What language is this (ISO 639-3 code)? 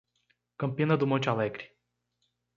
por